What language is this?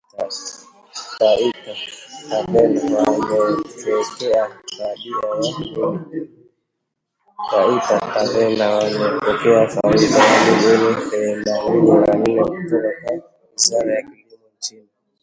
Swahili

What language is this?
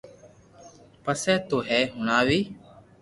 Loarki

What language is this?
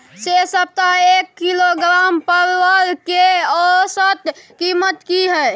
Maithili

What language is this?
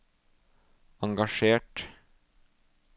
Norwegian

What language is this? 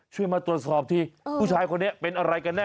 Thai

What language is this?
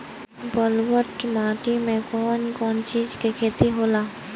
Bhojpuri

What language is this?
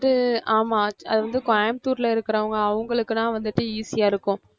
Tamil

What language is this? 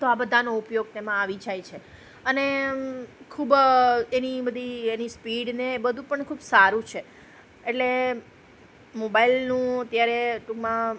Gujarati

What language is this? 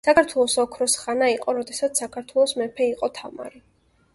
Georgian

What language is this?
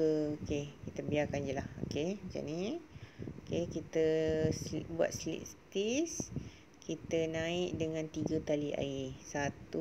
Malay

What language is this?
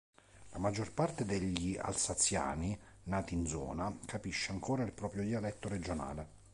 Italian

